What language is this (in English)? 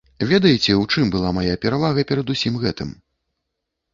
Belarusian